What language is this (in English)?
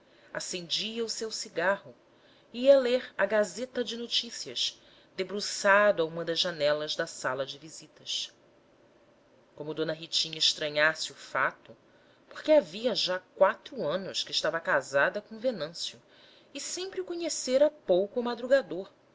Portuguese